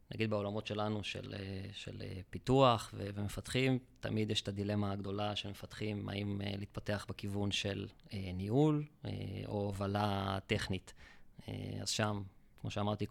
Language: Hebrew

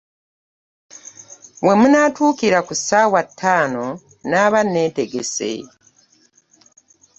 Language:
Ganda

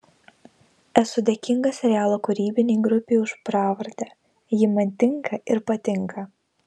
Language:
Lithuanian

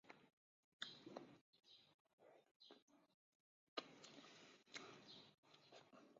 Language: Chinese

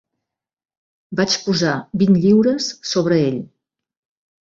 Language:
Catalan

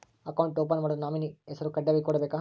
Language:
Kannada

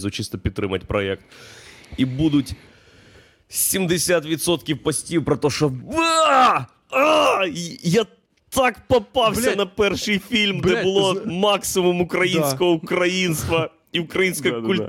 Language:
Ukrainian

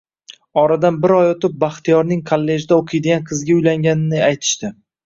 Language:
Uzbek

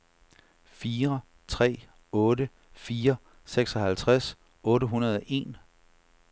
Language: Danish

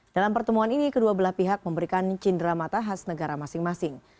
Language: Indonesian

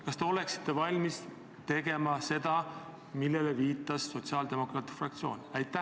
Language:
Estonian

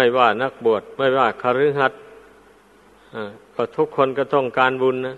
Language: Thai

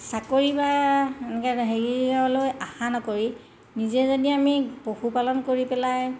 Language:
Assamese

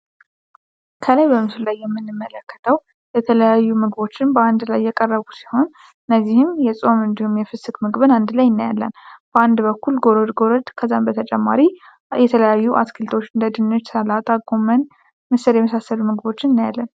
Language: Amharic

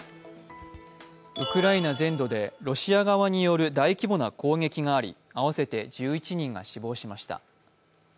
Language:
Japanese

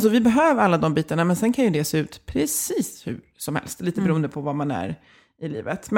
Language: Swedish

